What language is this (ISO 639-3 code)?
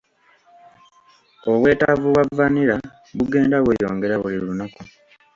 lug